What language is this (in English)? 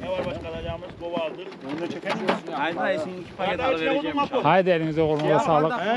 Turkish